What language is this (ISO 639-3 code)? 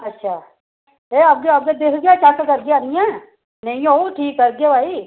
doi